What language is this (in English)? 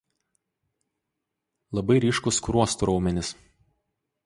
Lithuanian